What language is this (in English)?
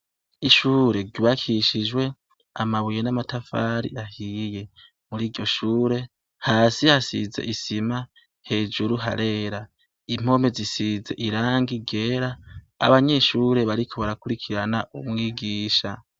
Rundi